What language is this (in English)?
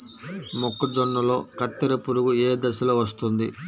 Telugu